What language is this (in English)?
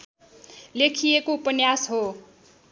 Nepali